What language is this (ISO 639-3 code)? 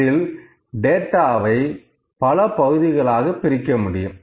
tam